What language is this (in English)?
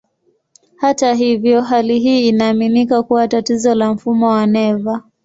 Swahili